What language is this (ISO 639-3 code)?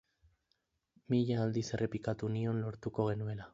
eus